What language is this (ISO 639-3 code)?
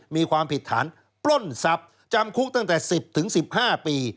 tha